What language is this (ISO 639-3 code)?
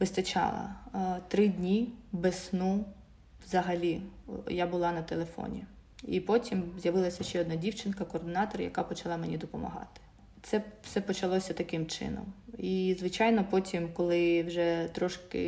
ukr